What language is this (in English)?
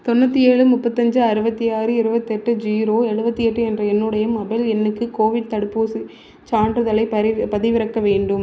Tamil